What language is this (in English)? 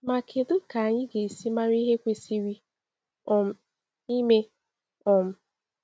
Igbo